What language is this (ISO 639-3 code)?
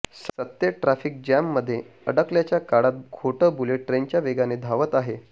mar